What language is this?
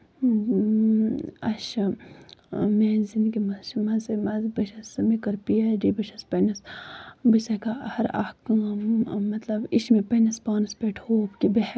Kashmiri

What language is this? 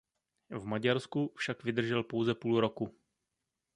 Czech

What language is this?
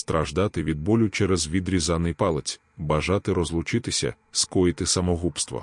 Ukrainian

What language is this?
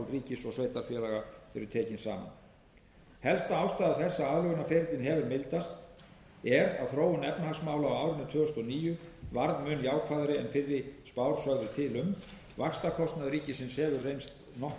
Icelandic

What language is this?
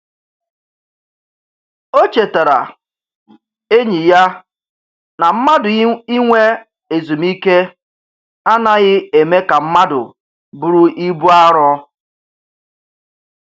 Igbo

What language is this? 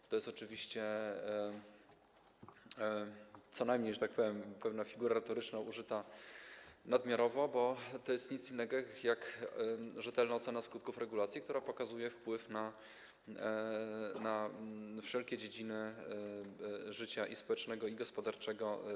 Polish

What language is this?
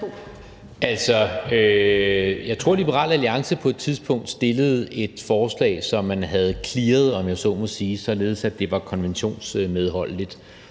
Danish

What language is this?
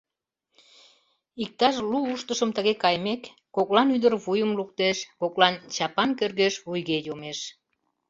Mari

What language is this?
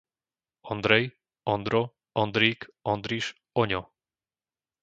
Slovak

